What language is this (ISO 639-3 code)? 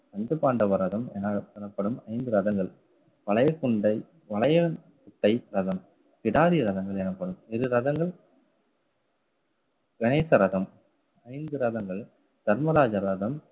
tam